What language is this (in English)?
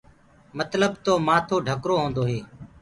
Gurgula